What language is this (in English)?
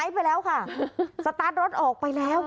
Thai